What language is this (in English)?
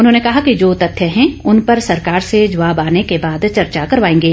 Hindi